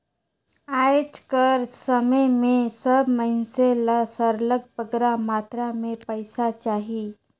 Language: Chhattisgarhi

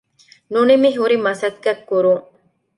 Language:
Divehi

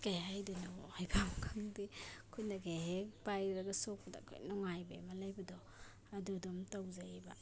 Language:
Manipuri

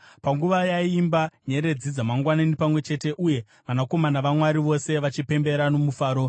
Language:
Shona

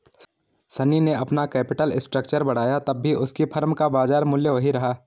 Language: Hindi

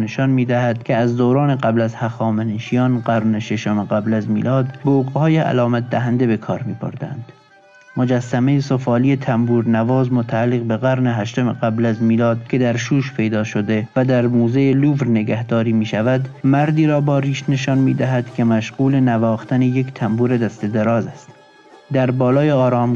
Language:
Persian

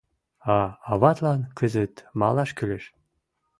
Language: Mari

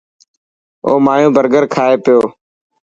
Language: Dhatki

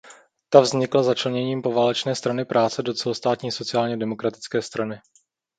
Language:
Czech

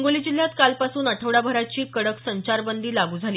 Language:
Marathi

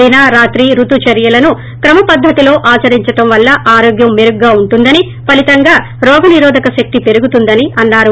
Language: Telugu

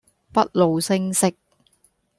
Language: Cantonese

